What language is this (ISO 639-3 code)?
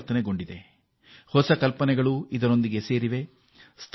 kan